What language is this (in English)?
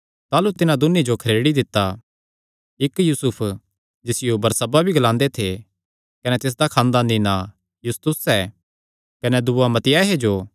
Kangri